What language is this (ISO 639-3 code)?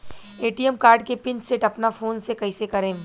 bho